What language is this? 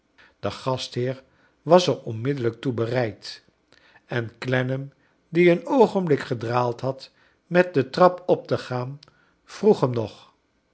Dutch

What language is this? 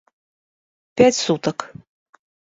Russian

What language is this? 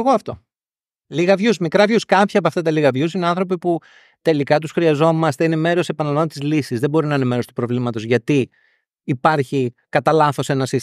Greek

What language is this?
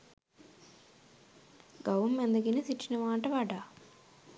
Sinhala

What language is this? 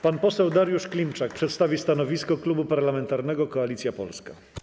Polish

